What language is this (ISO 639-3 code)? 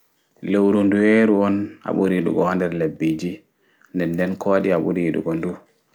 ful